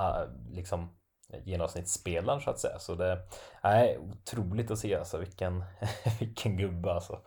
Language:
Swedish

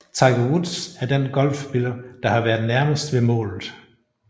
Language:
Danish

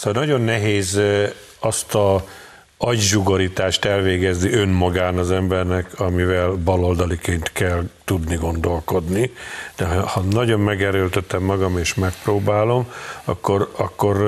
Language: Hungarian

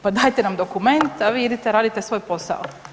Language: Croatian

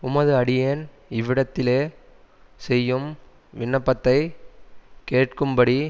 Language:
Tamil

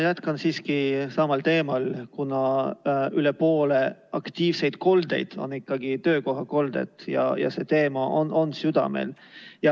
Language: Estonian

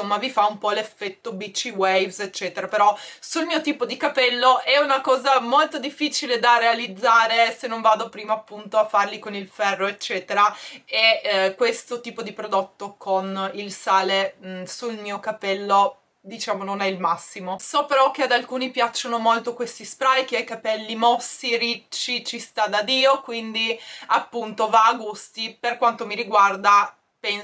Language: Italian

